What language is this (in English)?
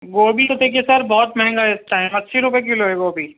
Urdu